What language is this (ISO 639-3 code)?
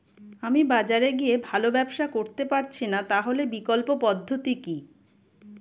ben